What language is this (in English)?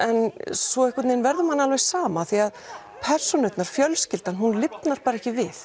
Icelandic